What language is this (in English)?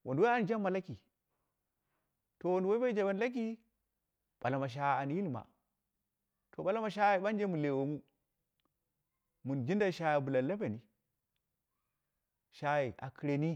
Dera (Nigeria)